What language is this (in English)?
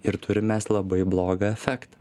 Lithuanian